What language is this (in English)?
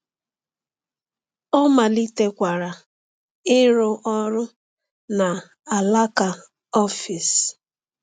Igbo